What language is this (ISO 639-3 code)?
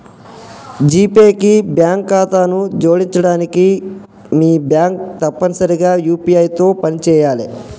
tel